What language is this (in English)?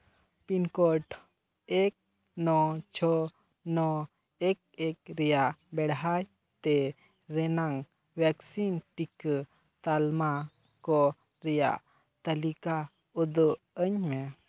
Santali